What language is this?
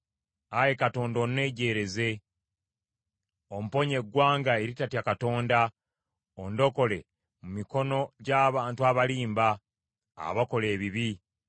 Ganda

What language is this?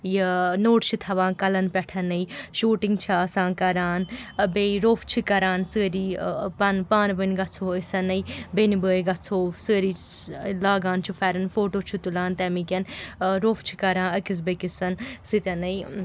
Kashmiri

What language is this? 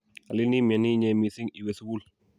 Kalenjin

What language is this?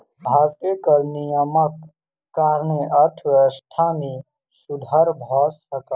Maithili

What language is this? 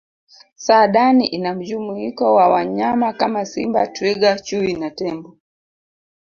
Swahili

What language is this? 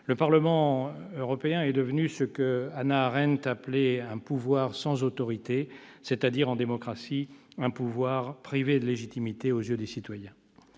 French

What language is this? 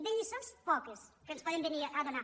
Catalan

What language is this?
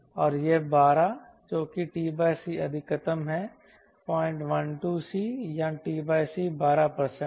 Hindi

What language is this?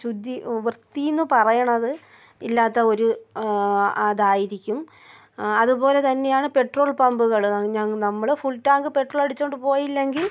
Malayalam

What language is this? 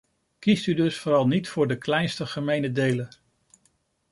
Dutch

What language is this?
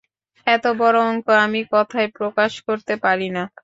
Bangla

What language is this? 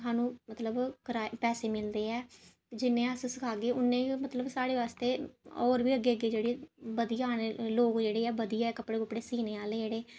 Dogri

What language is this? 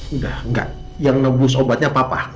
Indonesian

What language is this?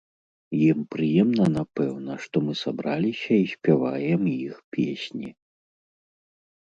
Belarusian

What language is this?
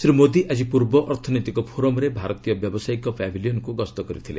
Odia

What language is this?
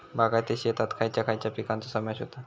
Marathi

